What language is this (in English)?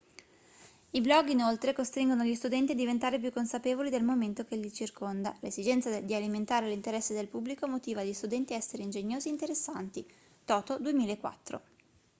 Italian